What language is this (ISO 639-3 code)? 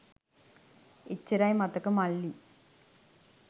sin